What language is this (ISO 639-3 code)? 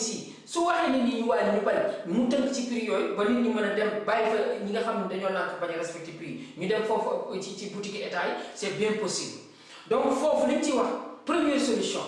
fra